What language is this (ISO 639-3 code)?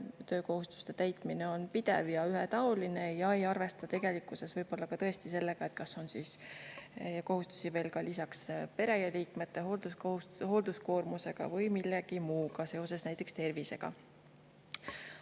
est